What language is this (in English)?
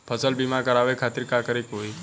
Bhojpuri